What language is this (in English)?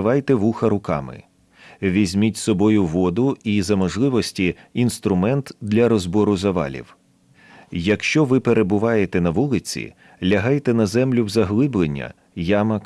Ukrainian